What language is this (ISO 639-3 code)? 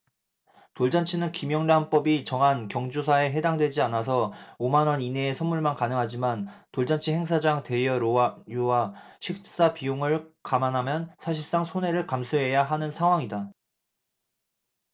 kor